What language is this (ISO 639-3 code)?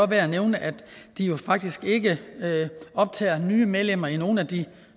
dan